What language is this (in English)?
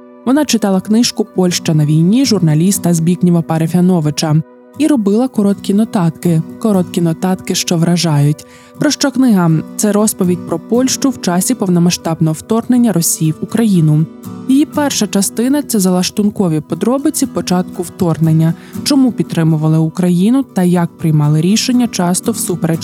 Ukrainian